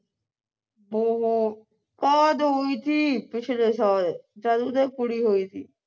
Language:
Punjabi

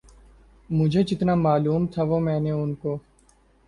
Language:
Urdu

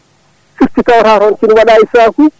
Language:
Fula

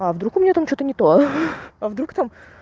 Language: Russian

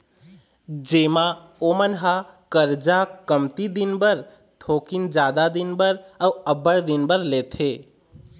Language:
Chhattisgarhi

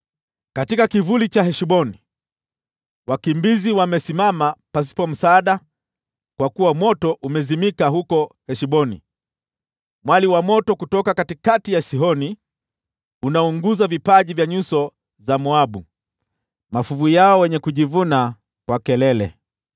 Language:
Swahili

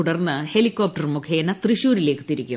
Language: Malayalam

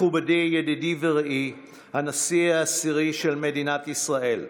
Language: Hebrew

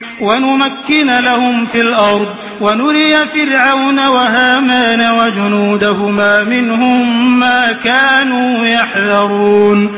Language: Arabic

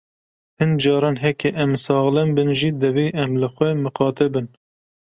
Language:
Kurdish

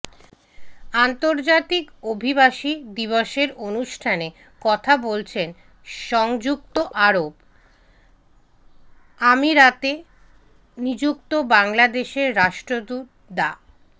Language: Bangla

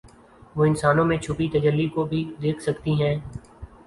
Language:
Urdu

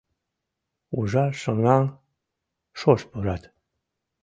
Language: Mari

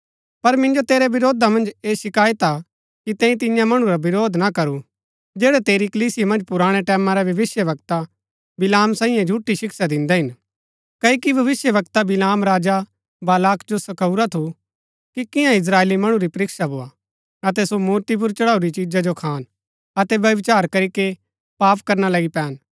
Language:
Gaddi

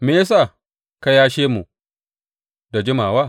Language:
Hausa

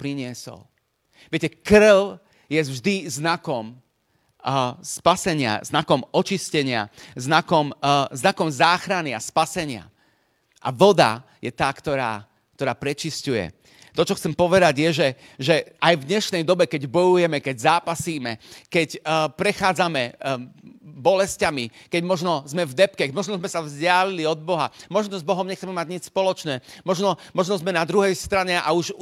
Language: Slovak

